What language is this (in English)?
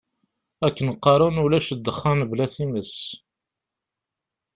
Kabyle